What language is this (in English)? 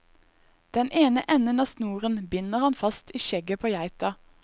Norwegian